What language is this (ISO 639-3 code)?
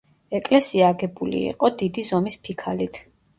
kat